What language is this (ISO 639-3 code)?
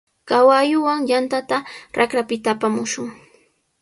qws